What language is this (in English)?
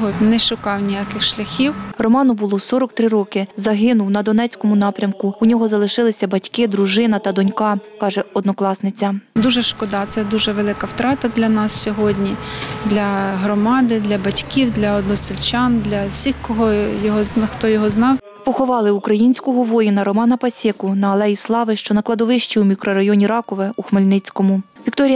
Ukrainian